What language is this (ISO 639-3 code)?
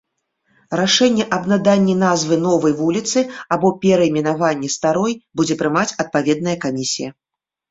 bel